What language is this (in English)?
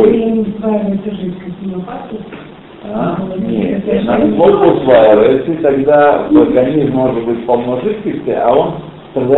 Russian